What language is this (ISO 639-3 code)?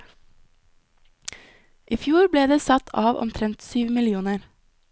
nor